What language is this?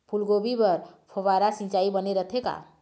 Chhattisgarhi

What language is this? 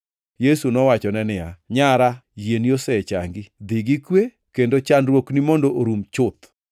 Luo (Kenya and Tanzania)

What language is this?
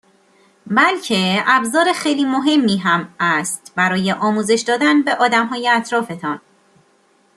Persian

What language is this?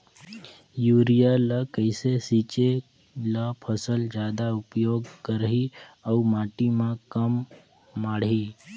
Chhattisgarhi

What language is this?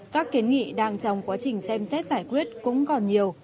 Vietnamese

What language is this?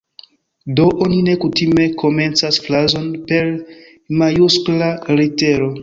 Esperanto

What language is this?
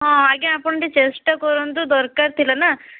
Odia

